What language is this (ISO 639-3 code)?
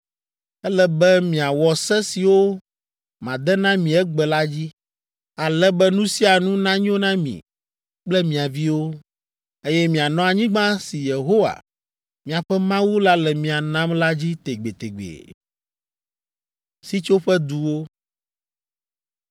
ewe